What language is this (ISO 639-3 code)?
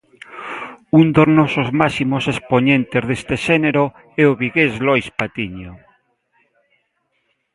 glg